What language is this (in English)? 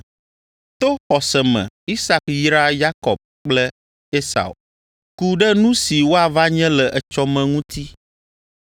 Ewe